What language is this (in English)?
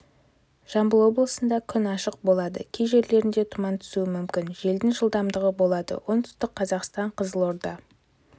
Kazakh